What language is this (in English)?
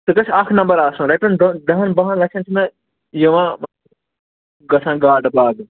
Kashmiri